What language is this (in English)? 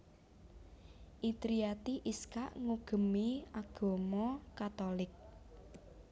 Javanese